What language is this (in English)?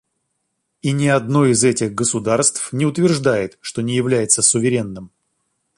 Russian